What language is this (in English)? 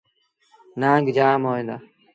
Sindhi Bhil